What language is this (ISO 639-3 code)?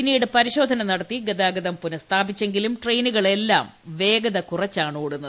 mal